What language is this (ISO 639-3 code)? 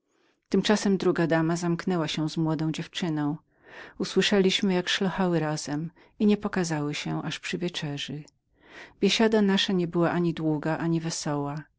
pol